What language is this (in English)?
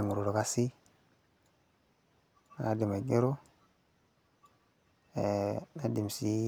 Masai